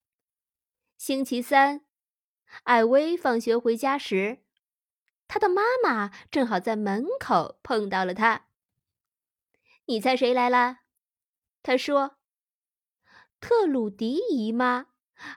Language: Chinese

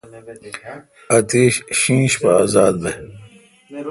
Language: Kalkoti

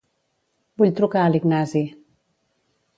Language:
Catalan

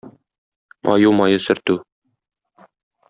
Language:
Tatar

